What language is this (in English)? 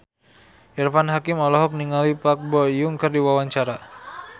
Sundanese